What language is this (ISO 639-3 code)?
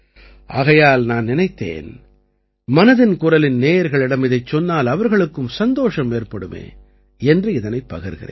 tam